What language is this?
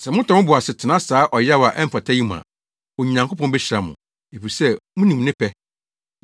Akan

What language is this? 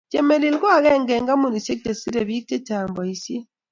Kalenjin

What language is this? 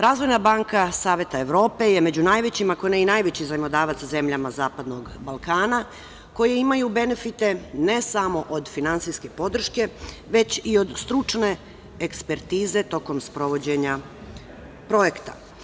Serbian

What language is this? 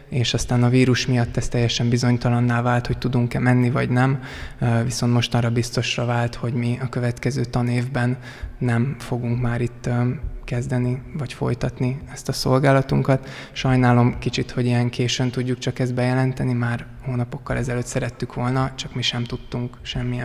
Hungarian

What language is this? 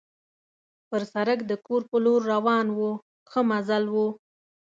Pashto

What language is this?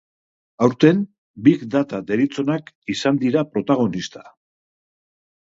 Basque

